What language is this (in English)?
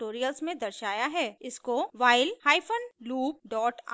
Hindi